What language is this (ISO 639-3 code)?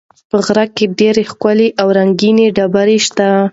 pus